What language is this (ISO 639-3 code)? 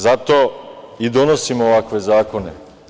srp